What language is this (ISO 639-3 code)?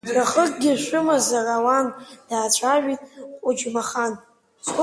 abk